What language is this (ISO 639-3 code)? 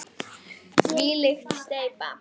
isl